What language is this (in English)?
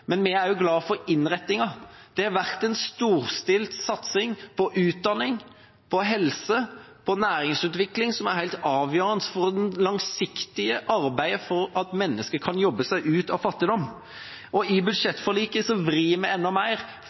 Norwegian Bokmål